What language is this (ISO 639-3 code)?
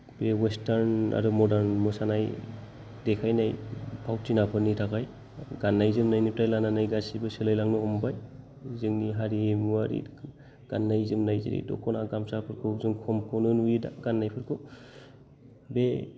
brx